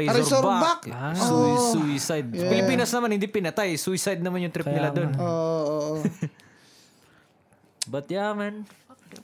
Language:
Filipino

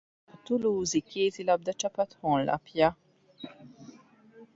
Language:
Hungarian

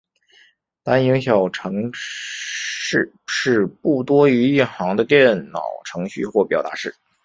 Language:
Chinese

